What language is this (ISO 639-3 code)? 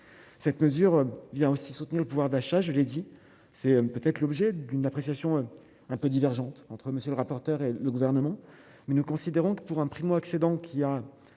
fra